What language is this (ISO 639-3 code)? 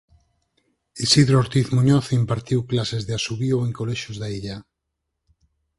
glg